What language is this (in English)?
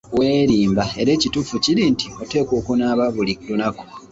Ganda